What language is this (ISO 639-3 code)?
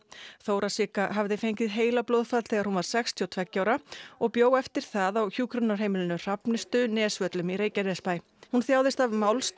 isl